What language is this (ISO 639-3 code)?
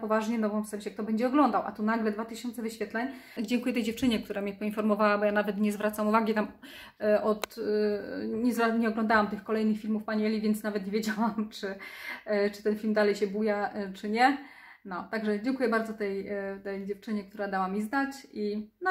pol